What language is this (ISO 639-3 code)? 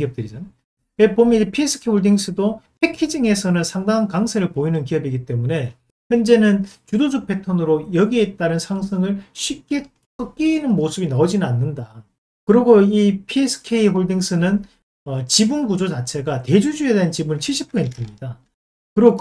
kor